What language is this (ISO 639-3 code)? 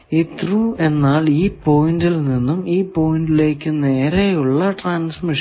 mal